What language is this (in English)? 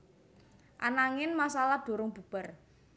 Javanese